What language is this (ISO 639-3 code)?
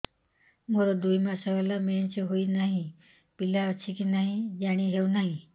ori